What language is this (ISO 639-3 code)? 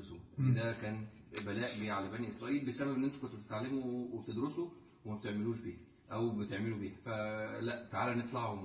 ara